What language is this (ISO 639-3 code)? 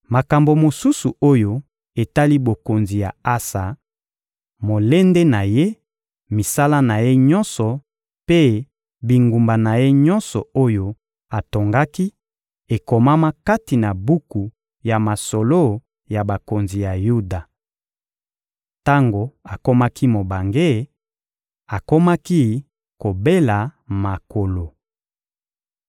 lin